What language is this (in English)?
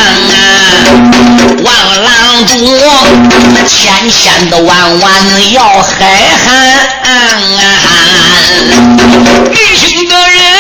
Chinese